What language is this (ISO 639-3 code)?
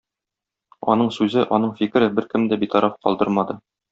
tat